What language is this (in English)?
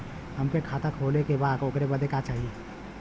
Bhojpuri